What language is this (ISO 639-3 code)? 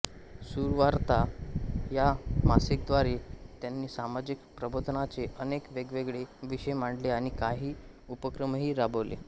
mar